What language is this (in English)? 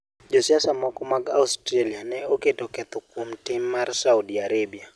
Luo (Kenya and Tanzania)